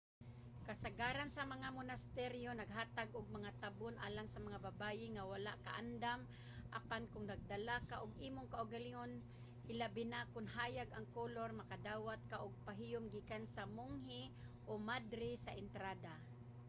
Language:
Cebuano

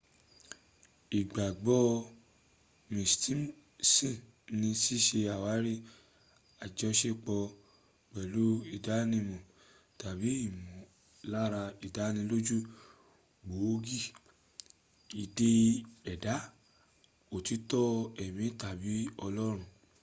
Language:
Yoruba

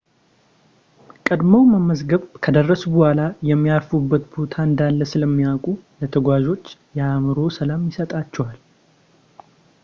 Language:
Amharic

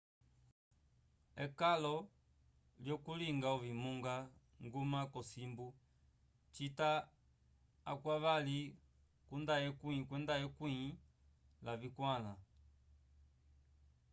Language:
Umbundu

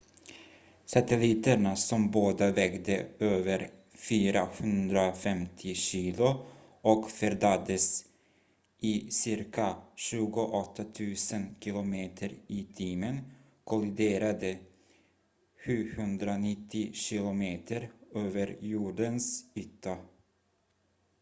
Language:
Swedish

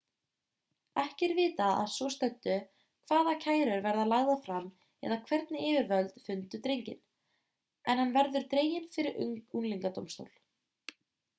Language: Icelandic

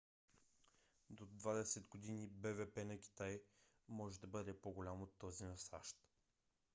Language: Bulgarian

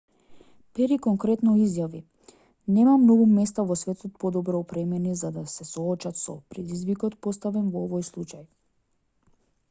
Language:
Macedonian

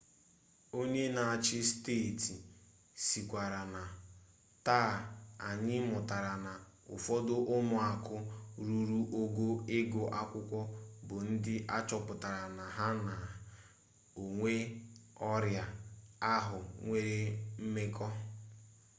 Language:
Igbo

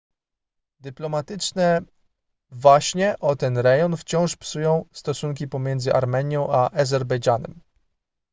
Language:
Polish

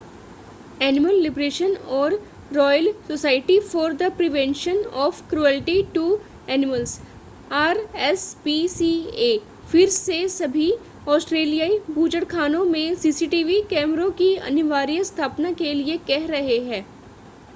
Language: Hindi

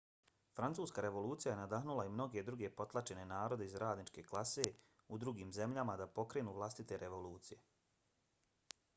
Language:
Bosnian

